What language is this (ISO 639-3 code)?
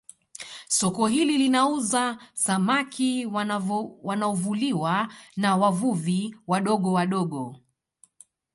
swa